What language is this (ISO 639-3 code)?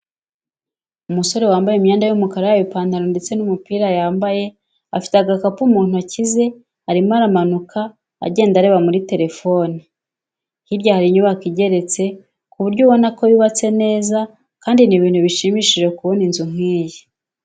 kin